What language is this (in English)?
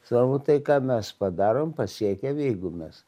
Lithuanian